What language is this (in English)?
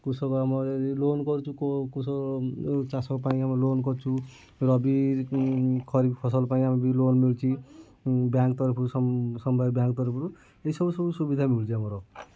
Odia